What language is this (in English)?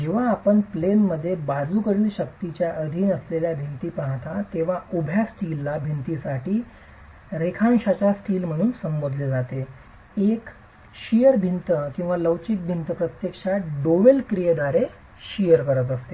Marathi